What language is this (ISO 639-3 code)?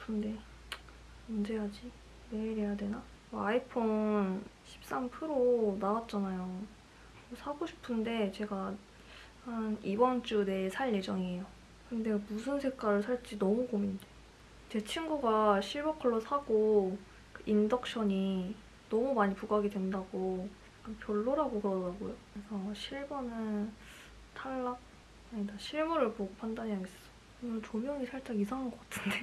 kor